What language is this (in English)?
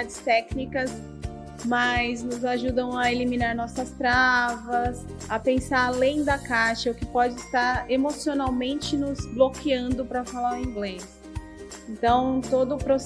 Portuguese